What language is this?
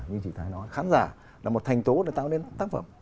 Vietnamese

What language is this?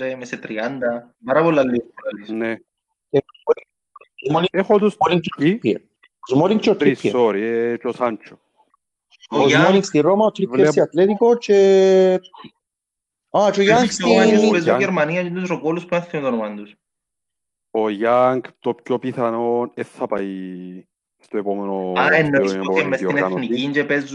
Greek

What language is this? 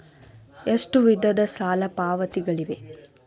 Kannada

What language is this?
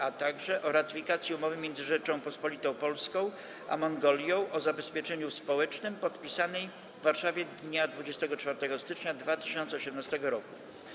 Polish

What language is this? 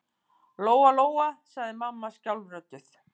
Icelandic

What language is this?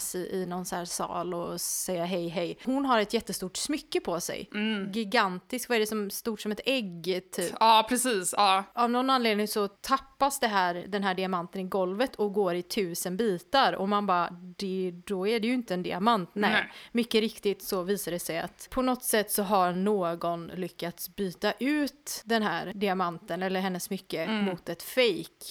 Swedish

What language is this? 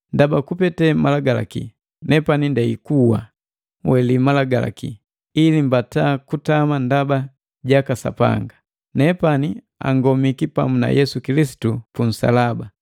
Matengo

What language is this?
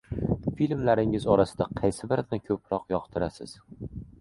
Uzbek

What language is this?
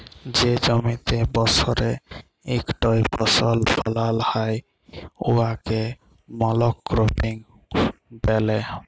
Bangla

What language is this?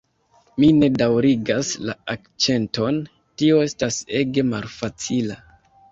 Esperanto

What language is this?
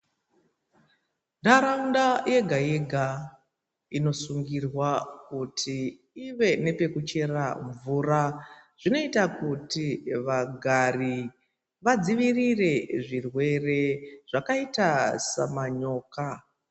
Ndau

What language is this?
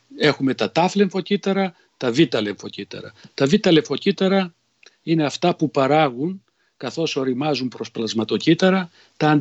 Greek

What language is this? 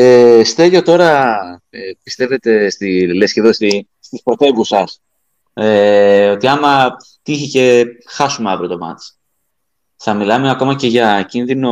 Greek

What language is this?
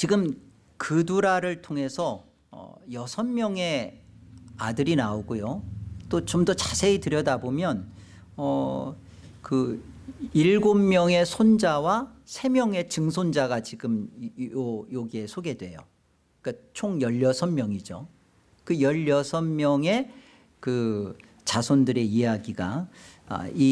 Korean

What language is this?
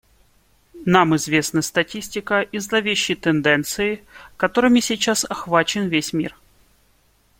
Russian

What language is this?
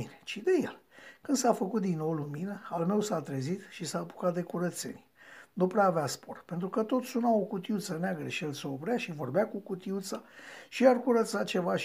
Romanian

